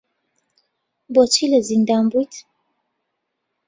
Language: Central Kurdish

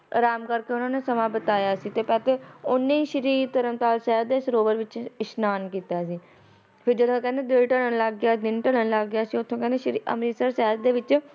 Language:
Punjabi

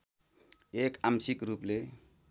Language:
Nepali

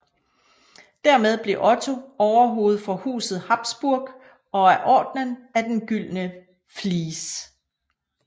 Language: Danish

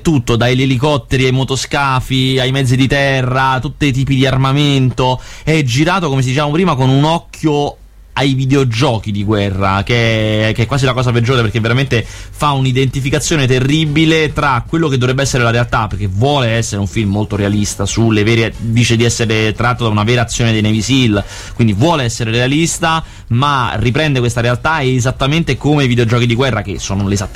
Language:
Italian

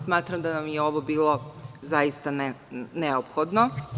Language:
Serbian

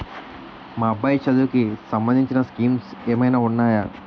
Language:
Telugu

